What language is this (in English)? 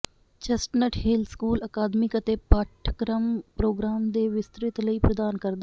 Punjabi